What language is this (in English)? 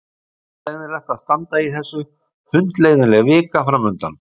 Icelandic